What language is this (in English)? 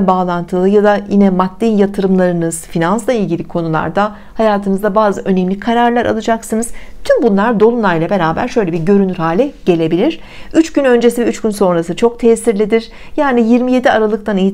Turkish